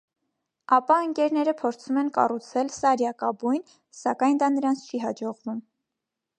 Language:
Armenian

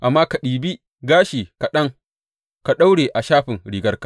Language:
Hausa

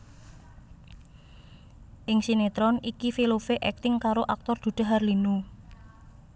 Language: Javanese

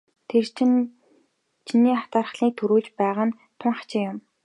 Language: Mongolian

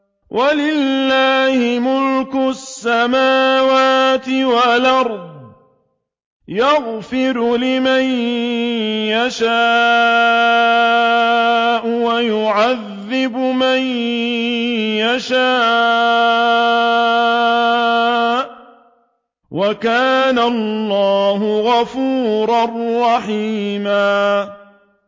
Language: Arabic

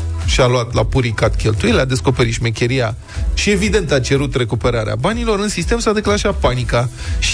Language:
Romanian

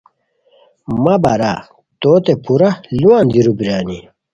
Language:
Khowar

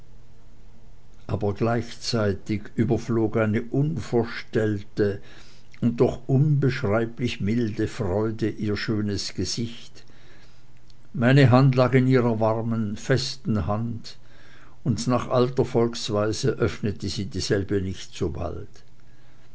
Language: German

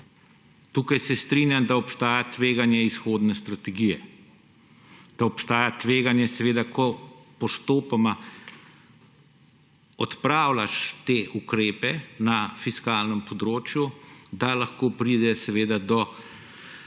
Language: Slovenian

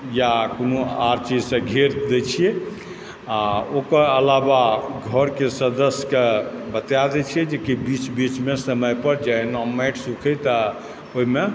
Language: Maithili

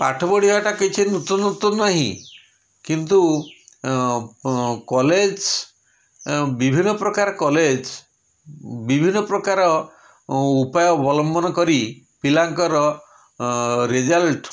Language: Odia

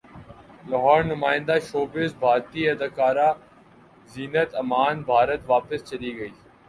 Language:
Urdu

